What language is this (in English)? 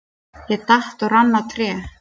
Icelandic